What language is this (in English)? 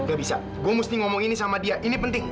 Indonesian